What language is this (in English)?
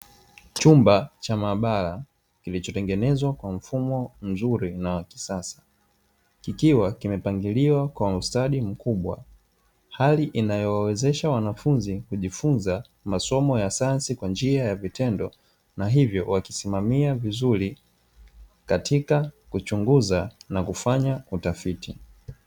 Swahili